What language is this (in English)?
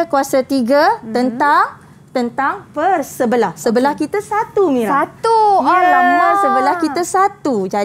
Malay